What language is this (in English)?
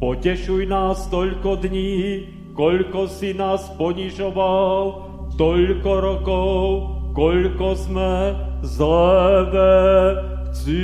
Slovak